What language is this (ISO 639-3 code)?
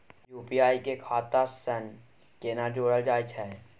mai